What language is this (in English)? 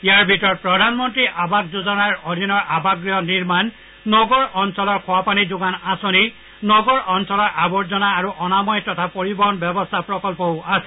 Assamese